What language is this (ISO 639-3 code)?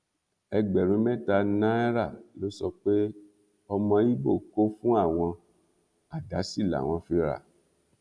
yor